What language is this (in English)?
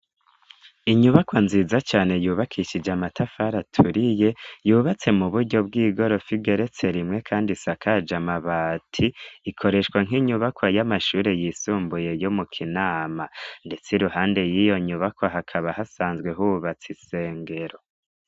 Rundi